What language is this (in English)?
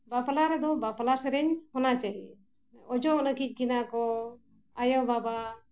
Santali